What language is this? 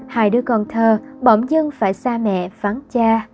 Vietnamese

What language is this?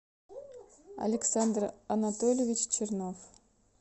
Russian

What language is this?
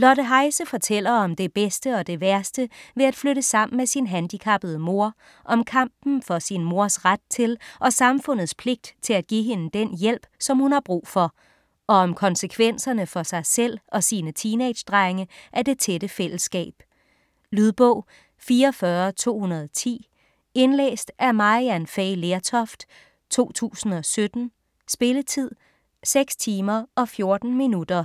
Danish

